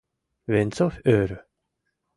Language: Mari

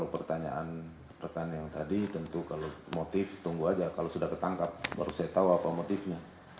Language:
Indonesian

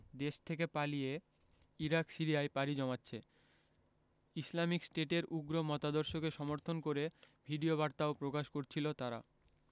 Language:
Bangla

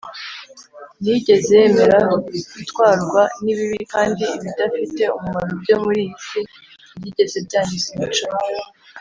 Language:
Kinyarwanda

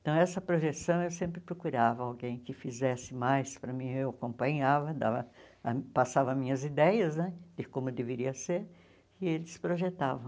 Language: Portuguese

